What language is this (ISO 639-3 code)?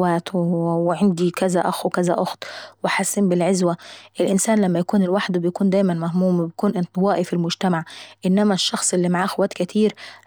aec